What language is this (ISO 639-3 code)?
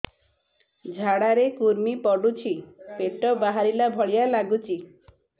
ori